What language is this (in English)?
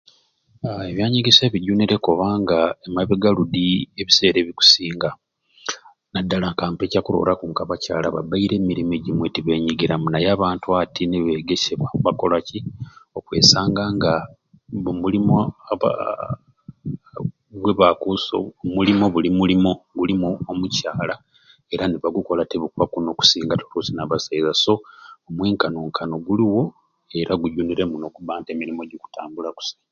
Ruuli